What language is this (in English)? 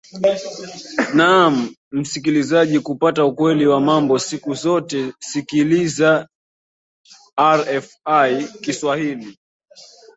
Swahili